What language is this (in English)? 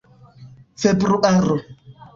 Esperanto